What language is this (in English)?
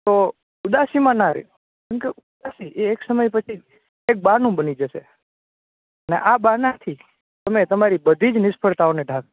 Gujarati